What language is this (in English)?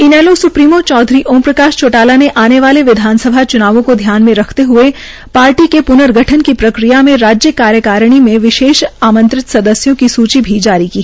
Hindi